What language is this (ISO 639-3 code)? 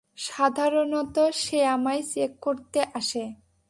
ben